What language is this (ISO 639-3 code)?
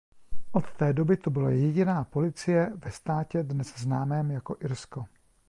ces